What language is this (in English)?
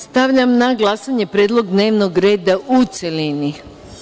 Serbian